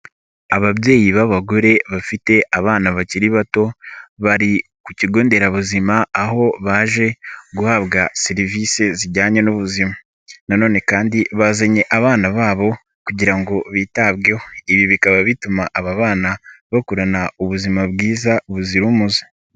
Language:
Kinyarwanda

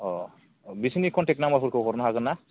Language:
Bodo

